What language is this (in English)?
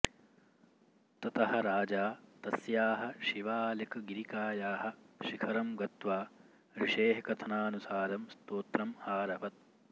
Sanskrit